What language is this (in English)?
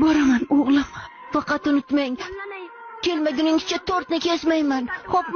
Uzbek